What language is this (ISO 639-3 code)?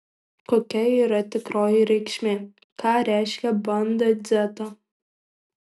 lit